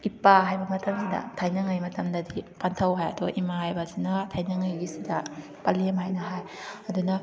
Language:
Manipuri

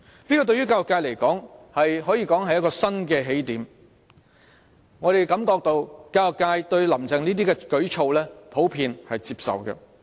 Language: Cantonese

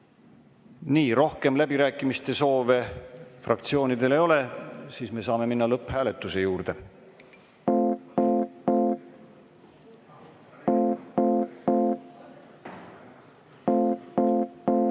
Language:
Estonian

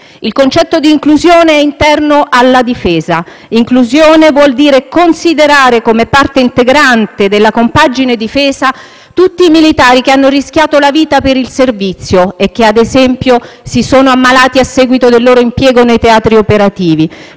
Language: Italian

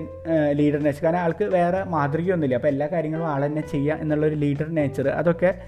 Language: Malayalam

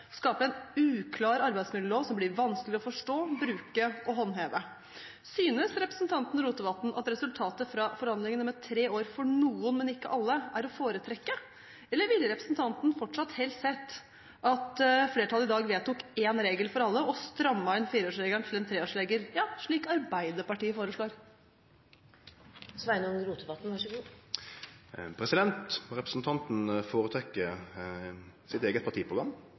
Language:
Norwegian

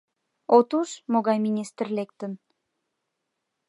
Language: Mari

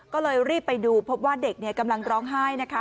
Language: Thai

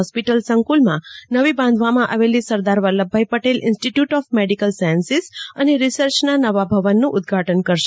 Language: Gujarati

